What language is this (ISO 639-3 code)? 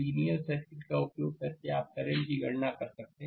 hin